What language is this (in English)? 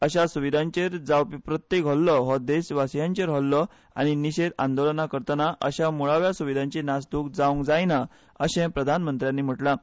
Konkani